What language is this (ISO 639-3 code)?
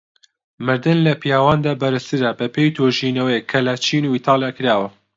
ckb